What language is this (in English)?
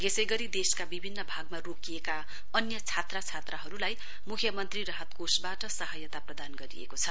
Nepali